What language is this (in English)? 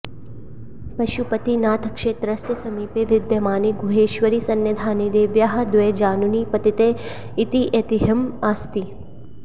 Sanskrit